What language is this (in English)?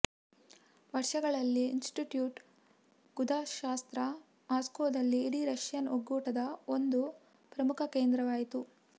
Kannada